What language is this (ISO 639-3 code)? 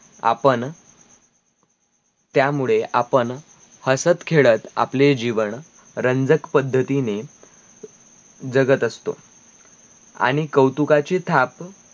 mar